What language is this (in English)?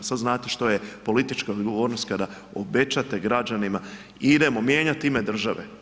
Croatian